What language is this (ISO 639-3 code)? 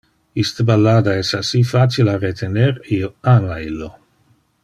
ina